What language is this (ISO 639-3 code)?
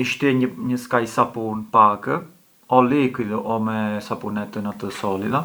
aae